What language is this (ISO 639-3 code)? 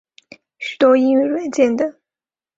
zho